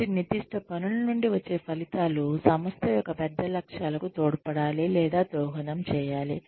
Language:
Telugu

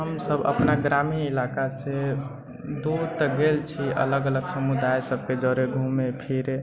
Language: Maithili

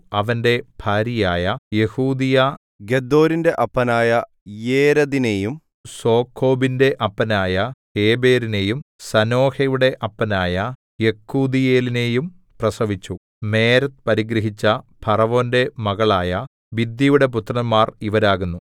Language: Malayalam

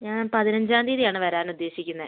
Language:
Malayalam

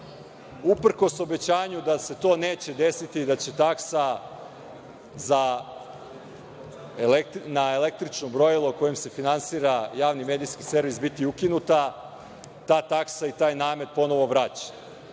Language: Serbian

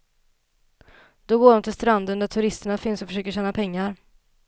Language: Swedish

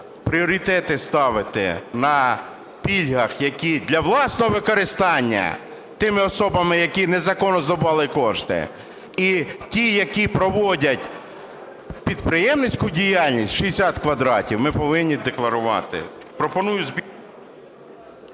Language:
Ukrainian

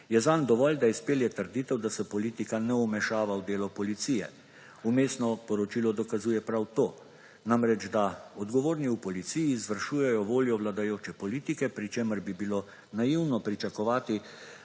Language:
Slovenian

